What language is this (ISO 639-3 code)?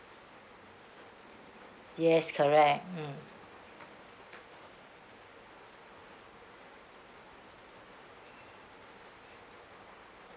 eng